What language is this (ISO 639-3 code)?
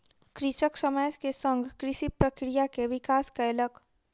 mai